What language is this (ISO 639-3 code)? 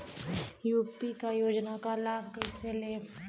bho